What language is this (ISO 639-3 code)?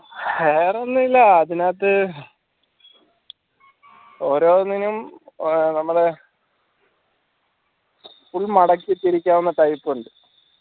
mal